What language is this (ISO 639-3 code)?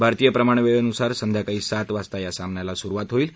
mar